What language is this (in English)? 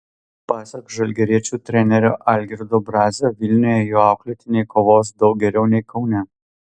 Lithuanian